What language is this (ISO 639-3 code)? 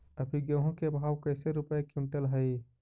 mag